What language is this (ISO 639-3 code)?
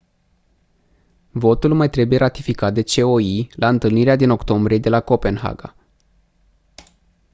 ron